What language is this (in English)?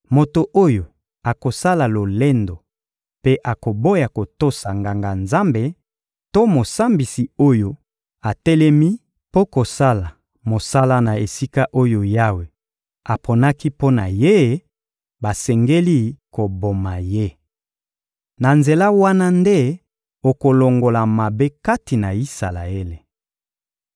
Lingala